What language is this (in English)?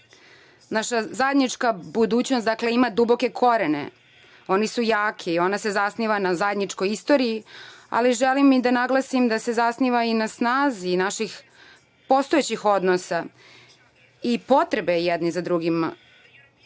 Serbian